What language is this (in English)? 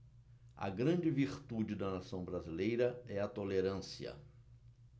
Portuguese